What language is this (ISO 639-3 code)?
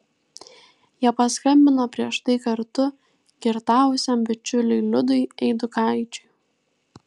lit